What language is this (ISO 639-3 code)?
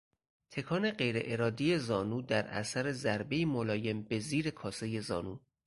fas